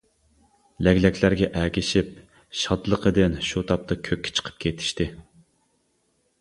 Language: Uyghur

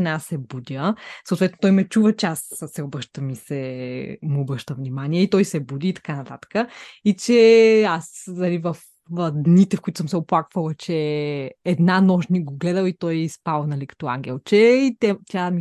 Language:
Bulgarian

